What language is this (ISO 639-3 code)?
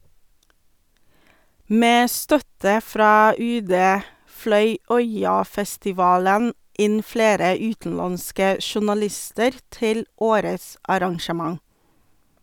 nor